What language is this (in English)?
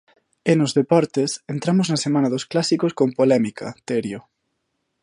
Galician